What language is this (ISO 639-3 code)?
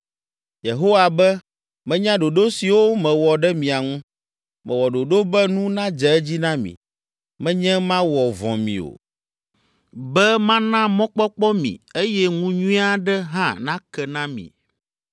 ewe